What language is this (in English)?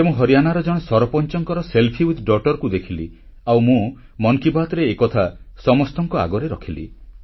Odia